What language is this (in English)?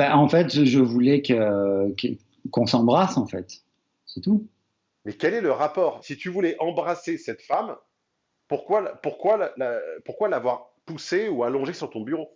French